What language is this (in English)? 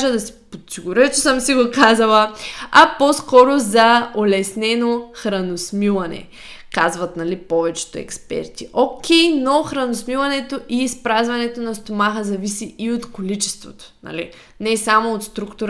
Bulgarian